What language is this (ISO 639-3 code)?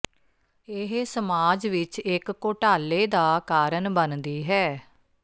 pan